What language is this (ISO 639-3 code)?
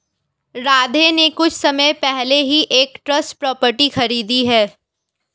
hin